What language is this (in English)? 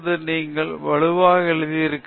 Tamil